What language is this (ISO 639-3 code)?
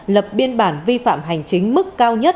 vie